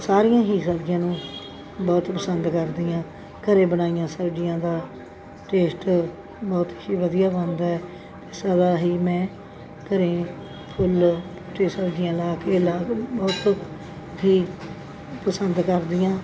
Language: Punjabi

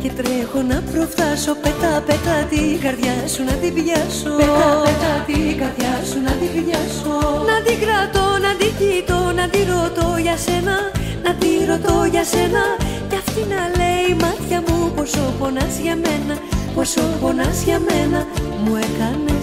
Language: Greek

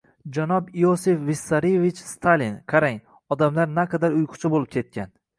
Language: Uzbek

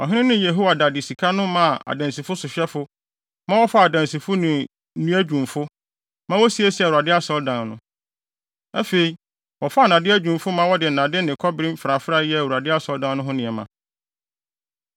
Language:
Akan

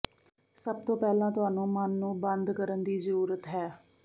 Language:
Punjabi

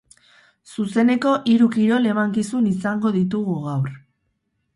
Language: Basque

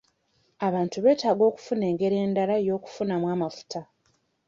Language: Ganda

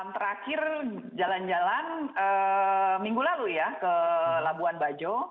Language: Indonesian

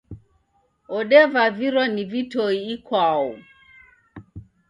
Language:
Taita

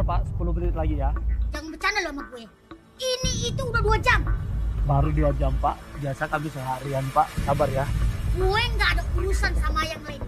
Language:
Indonesian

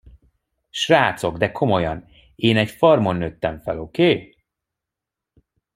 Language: Hungarian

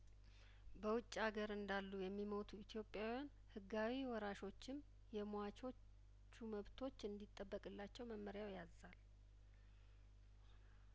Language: Amharic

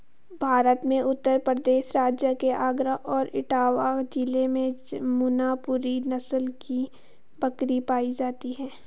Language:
Hindi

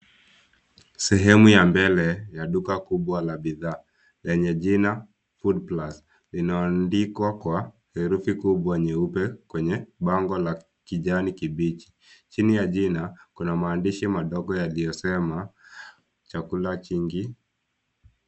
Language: Swahili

